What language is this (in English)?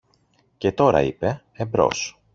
Greek